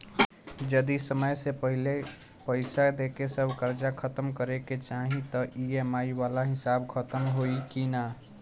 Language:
Bhojpuri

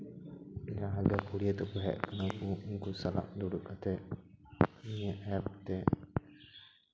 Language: Santali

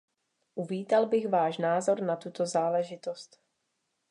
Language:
Czech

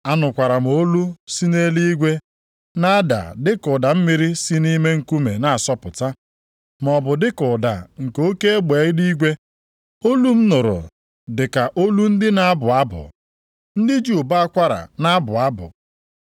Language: Igbo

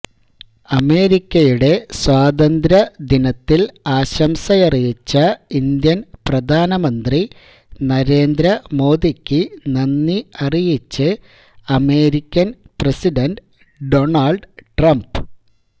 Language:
Malayalam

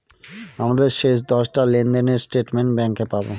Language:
Bangla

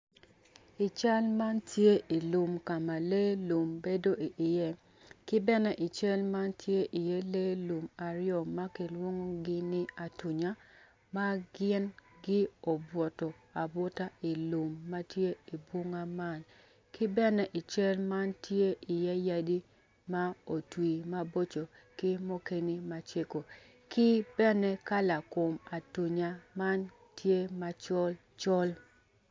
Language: Acoli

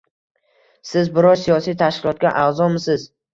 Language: Uzbek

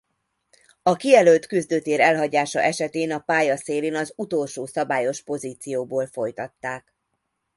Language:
Hungarian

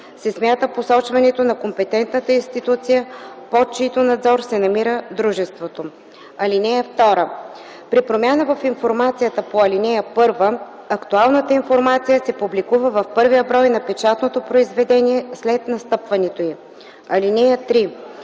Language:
Bulgarian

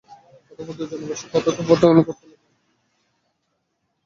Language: Bangla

